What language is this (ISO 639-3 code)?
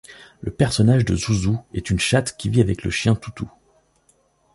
fra